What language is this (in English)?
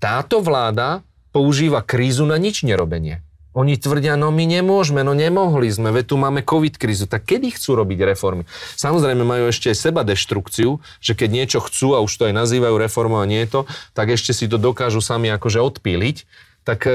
Slovak